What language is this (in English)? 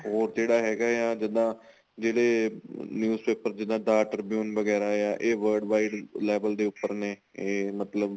Punjabi